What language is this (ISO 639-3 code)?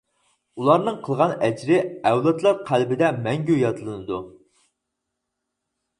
uig